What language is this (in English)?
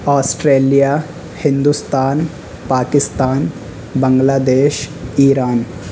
Urdu